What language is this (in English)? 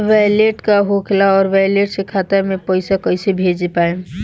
Bhojpuri